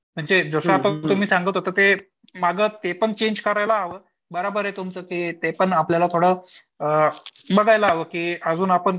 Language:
Marathi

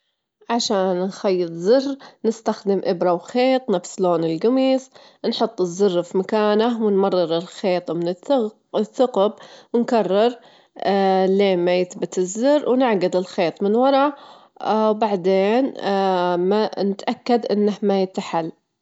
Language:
Gulf Arabic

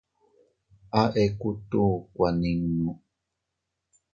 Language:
Teutila Cuicatec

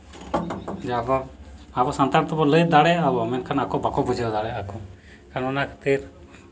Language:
Santali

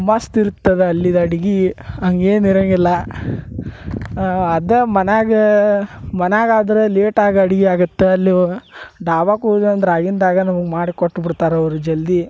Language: Kannada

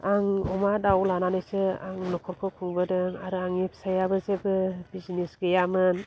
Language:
Bodo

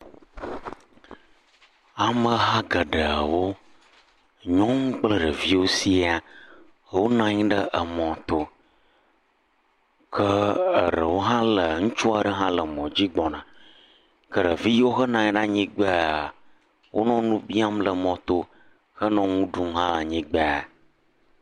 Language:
Ewe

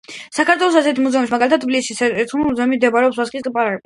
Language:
Georgian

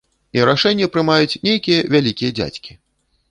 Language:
Belarusian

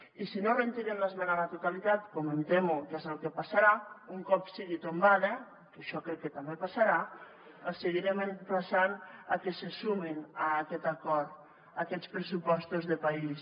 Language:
Catalan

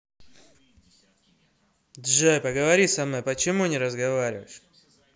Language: Russian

